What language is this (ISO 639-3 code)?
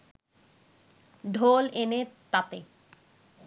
ben